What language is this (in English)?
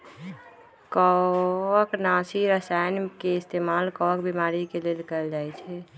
Magahi